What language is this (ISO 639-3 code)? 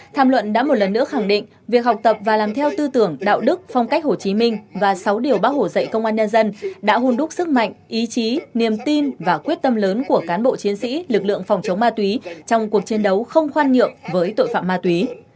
vie